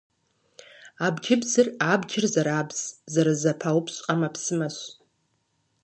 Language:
Kabardian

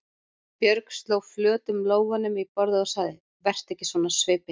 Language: Icelandic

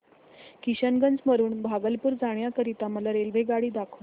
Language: Marathi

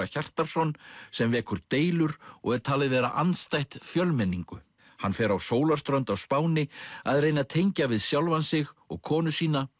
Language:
Icelandic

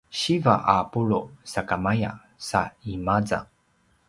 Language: Paiwan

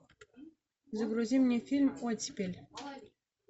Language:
Russian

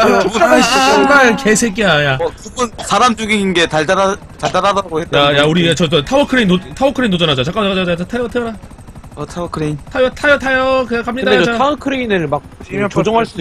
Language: Korean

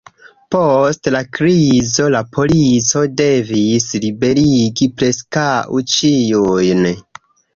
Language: Esperanto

